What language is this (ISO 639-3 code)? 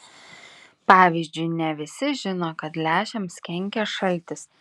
lit